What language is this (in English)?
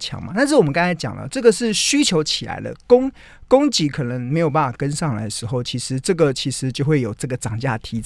Chinese